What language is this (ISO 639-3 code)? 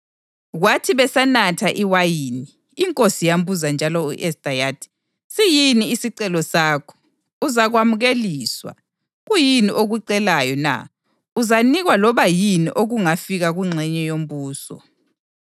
nde